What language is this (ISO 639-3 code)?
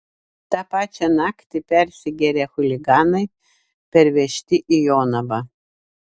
lit